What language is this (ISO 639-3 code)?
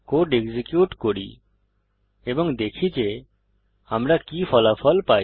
ben